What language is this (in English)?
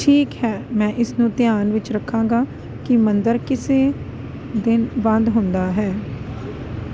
Punjabi